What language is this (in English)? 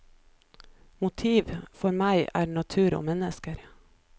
Norwegian